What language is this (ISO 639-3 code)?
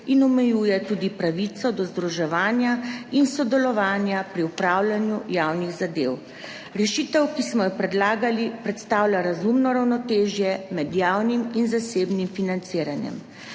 slv